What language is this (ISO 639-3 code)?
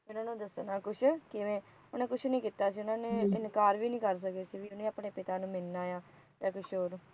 pan